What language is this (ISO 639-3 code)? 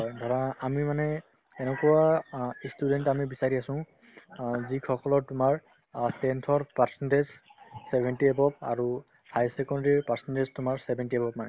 asm